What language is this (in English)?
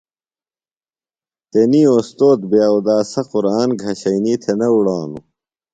Phalura